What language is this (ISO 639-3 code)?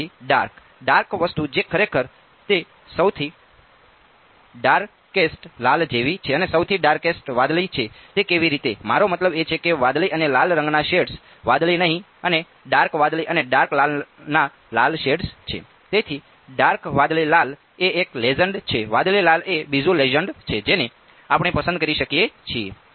guj